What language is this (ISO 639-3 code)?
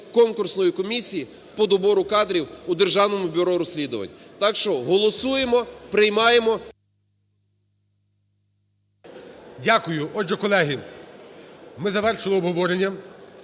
ukr